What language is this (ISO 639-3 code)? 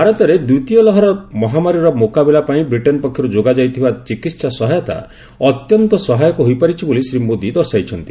ori